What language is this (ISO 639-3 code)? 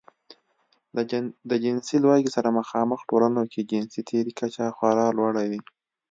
pus